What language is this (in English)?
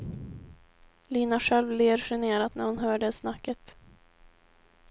Swedish